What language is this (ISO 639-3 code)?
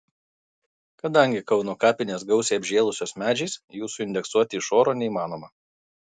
lit